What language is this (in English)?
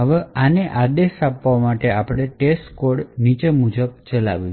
Gujarati